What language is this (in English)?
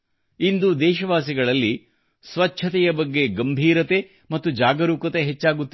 Kannada